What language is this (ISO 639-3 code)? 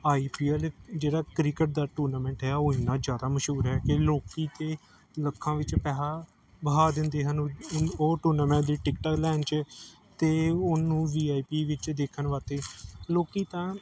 pan